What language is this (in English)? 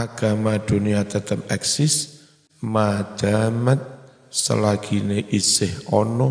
Indonesian